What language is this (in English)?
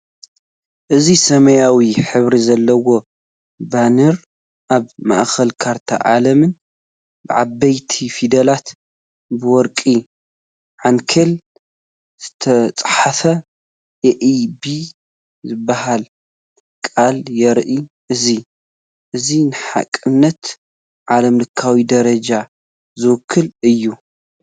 Tigrinya